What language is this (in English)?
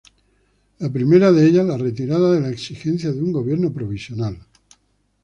Spanish